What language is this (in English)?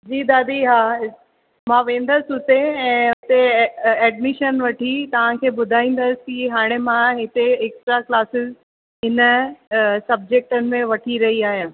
Sindhi